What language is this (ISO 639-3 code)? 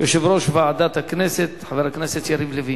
heb